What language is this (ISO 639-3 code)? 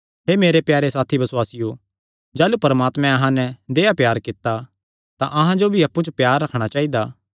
xnr